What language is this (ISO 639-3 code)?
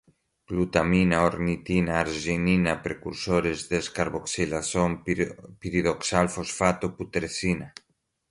por